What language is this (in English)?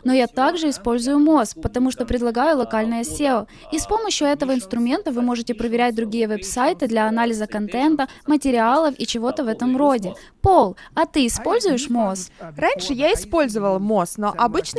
Russian